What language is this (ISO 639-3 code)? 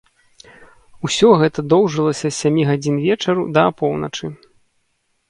bel